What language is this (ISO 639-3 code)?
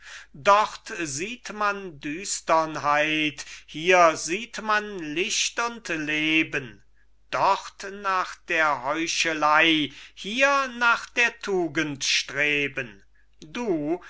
deu